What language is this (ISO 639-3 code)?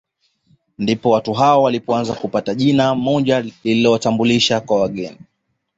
swa